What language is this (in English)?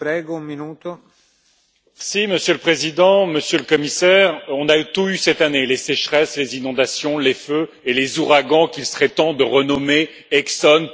French